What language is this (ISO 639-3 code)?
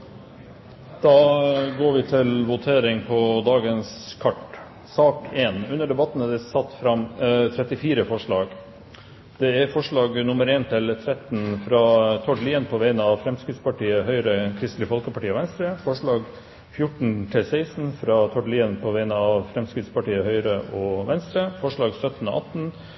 nno